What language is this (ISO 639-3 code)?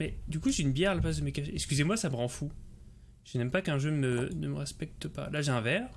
fra